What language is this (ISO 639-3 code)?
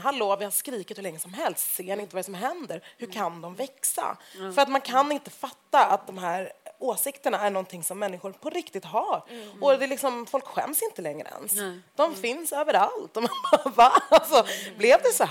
swe